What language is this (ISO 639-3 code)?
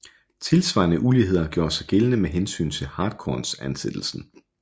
dan